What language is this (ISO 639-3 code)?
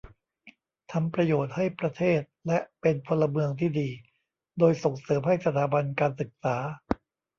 tha